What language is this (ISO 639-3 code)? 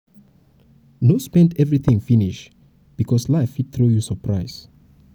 pcm